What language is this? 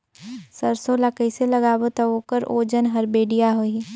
Chhattisgarhi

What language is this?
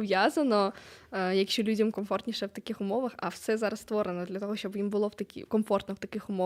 Ukrainian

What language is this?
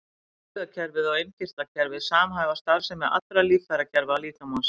Icelandic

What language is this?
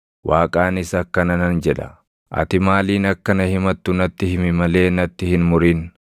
Oromo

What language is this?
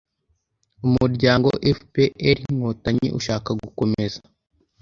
Kinyarwanda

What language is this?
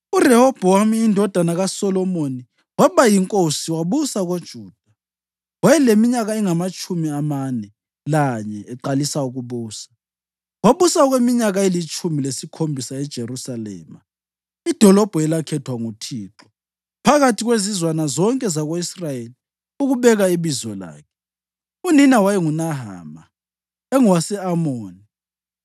North Ndebele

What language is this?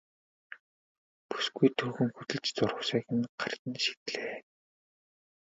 Mongolian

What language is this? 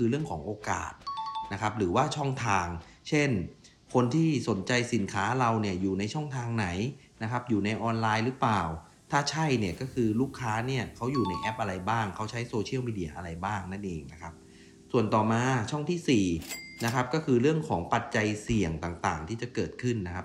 Thai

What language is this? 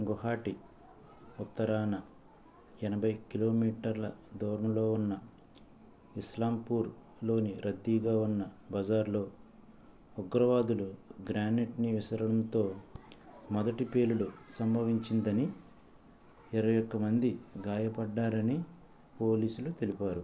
Telugu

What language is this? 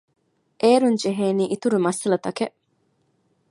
Divehi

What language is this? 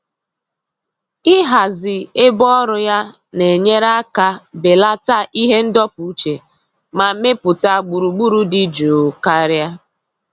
Igbo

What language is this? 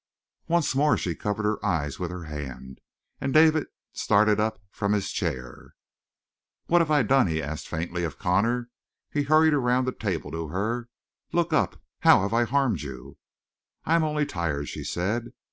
English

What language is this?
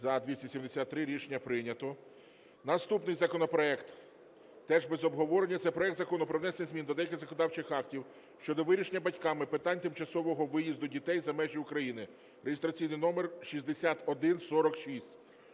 Ukrainian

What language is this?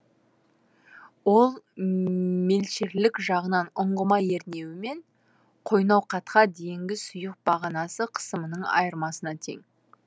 Kazakh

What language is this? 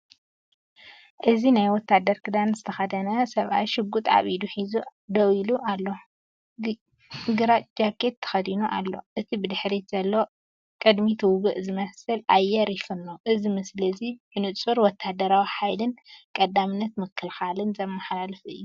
Tigrinya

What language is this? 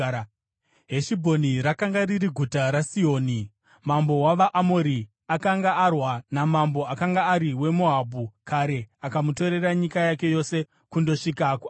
Shona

